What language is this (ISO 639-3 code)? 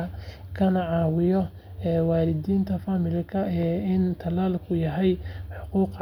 som